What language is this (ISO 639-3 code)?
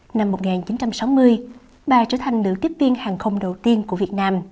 vie